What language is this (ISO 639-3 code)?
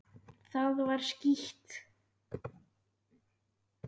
isl